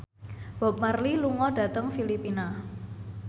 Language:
Javanese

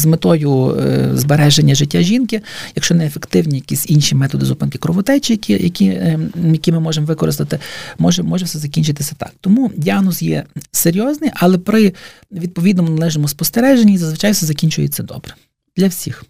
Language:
Ukrainian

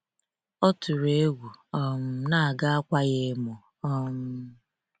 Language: Igbo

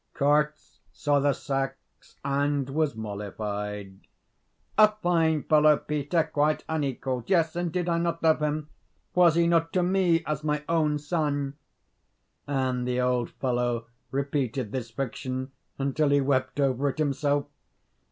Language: English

